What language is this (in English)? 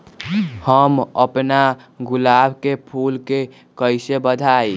Magahi